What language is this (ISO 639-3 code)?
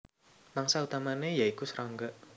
jav